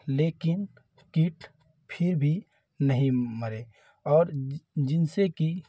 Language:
Hindi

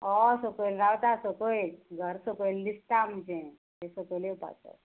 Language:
Konkani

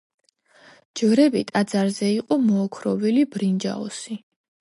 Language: Georgian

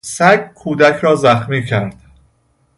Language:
Persian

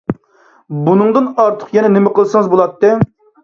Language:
Uyghur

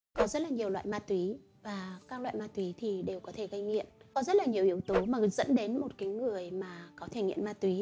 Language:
Vietnamese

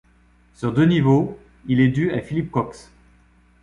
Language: French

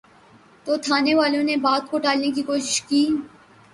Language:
Urdu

